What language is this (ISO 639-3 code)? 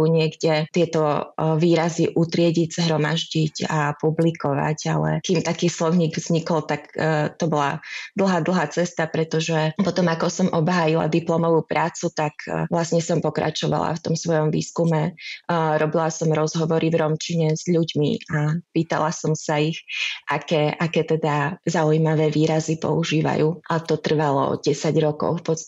slk